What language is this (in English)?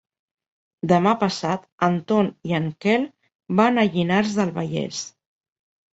Catalan